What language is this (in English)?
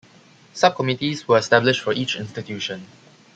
English